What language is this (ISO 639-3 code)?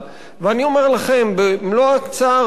heb